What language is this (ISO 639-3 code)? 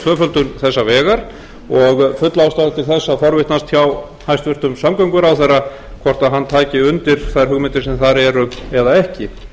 isl